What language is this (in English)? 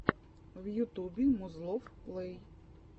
Russian